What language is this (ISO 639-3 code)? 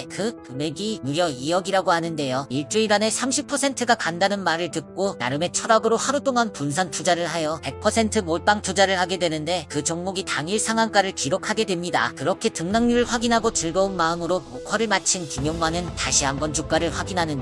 kor